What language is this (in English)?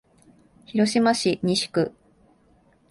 Japanese